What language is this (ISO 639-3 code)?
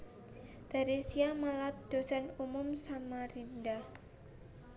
jav